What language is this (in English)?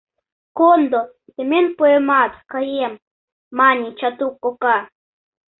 Mari